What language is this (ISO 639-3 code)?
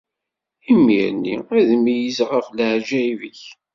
kab